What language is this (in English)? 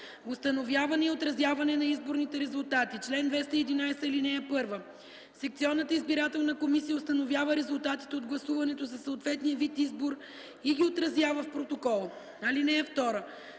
Bulgarian